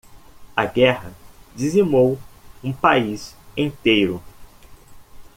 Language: Portuguese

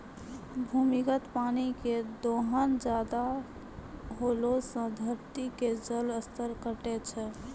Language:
Maithili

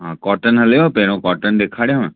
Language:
Sindhi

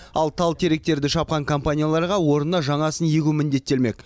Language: Kazakh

